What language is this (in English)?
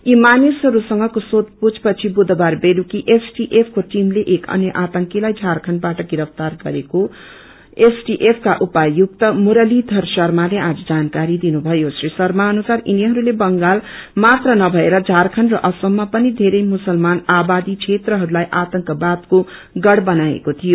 Nepali